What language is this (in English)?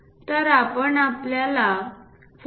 Marathi